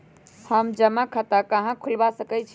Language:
Magahi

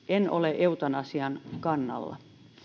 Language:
Finnish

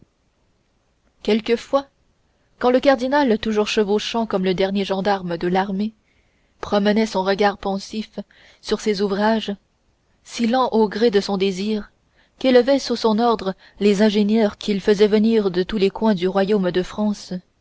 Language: French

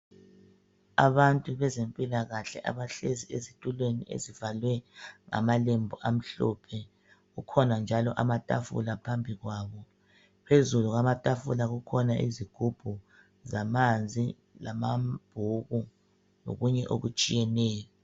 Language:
North Ndebele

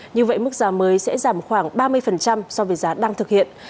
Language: Vietnamese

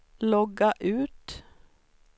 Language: Swedish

